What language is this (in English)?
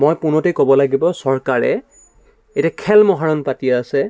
Assamese